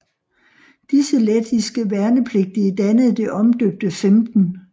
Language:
Danish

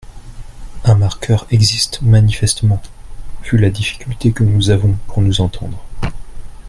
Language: French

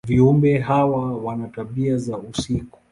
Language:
Swahili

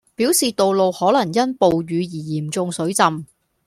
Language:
Cantonese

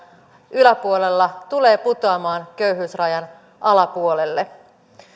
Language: Finnish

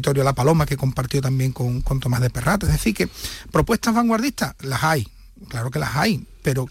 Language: Spanish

